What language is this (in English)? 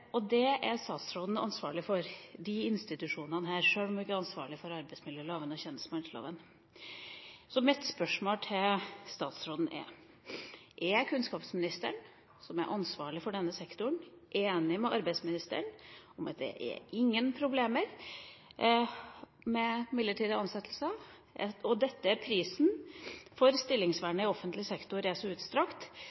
Norwegian Bokmål